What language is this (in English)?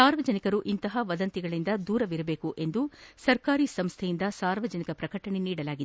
Kannada